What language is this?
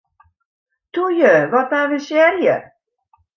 Western Frisian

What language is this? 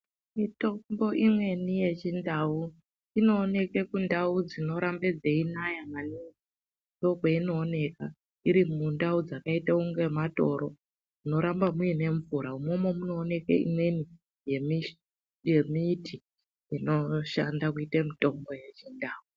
Ndau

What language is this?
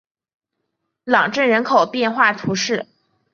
Chinese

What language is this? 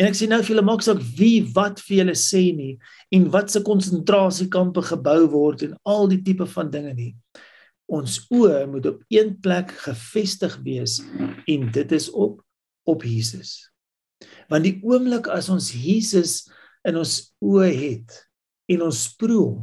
Dutch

